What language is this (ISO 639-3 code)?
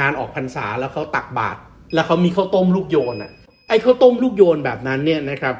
tha